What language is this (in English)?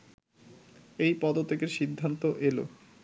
Bangla